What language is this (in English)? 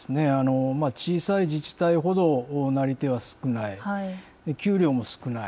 Japanese